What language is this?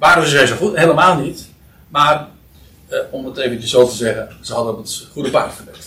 Dutch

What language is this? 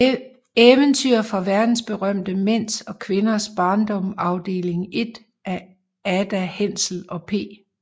Danish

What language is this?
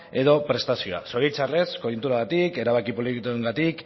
Basque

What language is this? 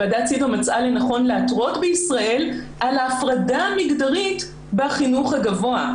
Hebrew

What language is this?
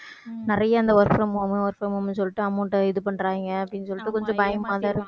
Tamil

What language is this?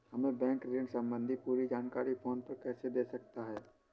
Hindi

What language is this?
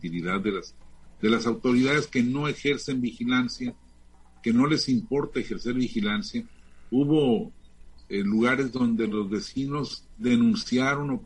Spanish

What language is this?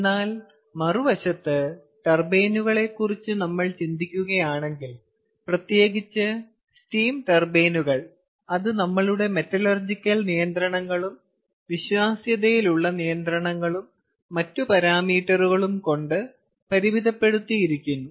Malayalam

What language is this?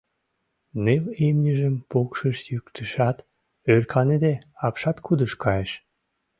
Mari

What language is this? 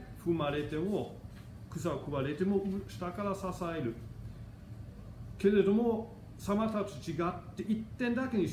Japanese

